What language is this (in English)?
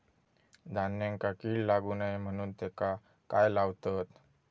Marathi